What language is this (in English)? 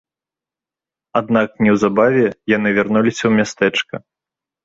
Belarusian